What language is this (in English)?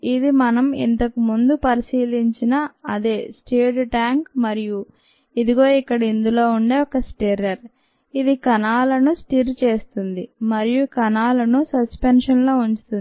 Telugu